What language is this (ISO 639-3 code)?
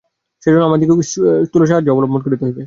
ben